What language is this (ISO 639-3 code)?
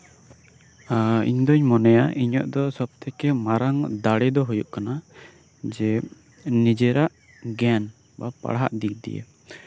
sat